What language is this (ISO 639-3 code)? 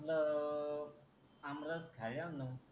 mar